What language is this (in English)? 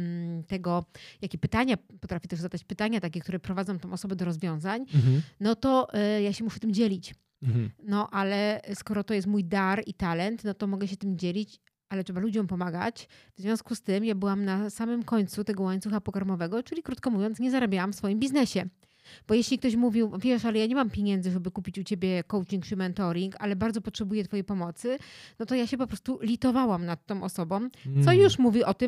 Polish